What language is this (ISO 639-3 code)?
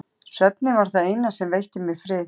isl